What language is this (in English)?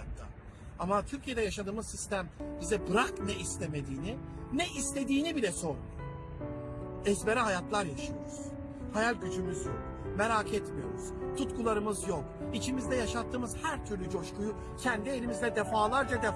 Turkish